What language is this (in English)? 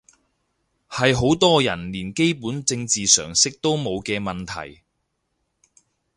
Cantonese